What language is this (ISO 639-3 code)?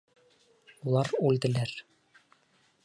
bak